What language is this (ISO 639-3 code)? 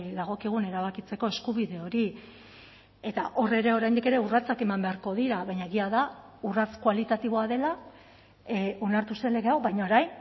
eus